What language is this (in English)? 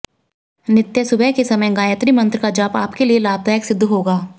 Hindi